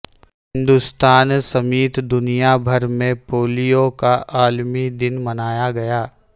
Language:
Urdu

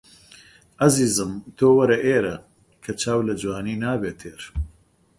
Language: Central Kurdish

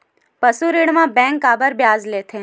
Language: Chhattisgarhi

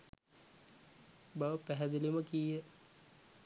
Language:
Sinhala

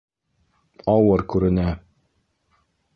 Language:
Bashkir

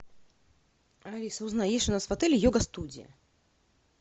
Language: Russian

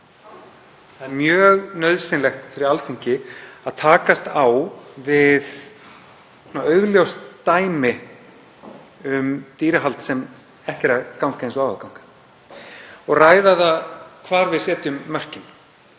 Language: Icelandic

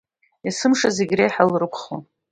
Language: Abkhazian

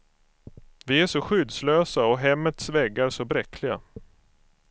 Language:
Swedish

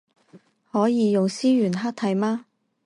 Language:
Chinese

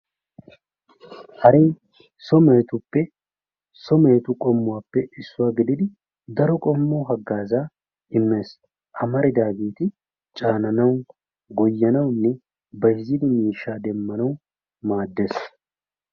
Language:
Wolaytta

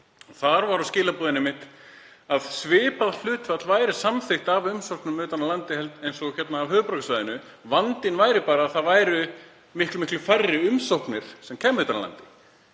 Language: Icelandic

